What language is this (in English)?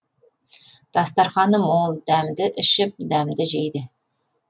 Kazakh